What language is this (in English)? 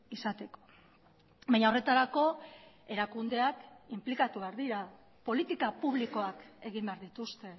Basque